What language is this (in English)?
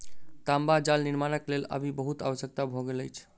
Maithili